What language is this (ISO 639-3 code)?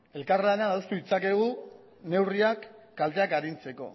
eus